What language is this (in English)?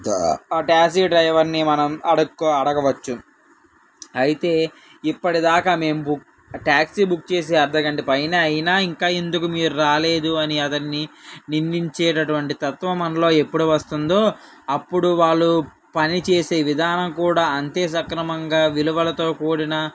Telugu